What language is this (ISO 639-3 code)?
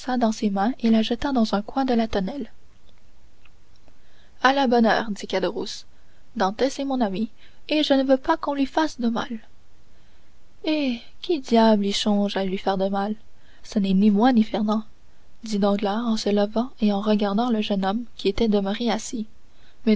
fra